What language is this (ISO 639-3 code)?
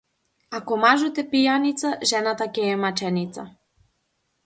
mkd